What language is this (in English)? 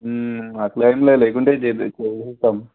Telugu